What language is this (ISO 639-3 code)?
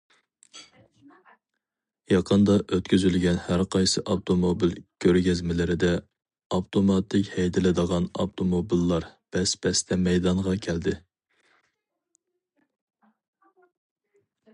uig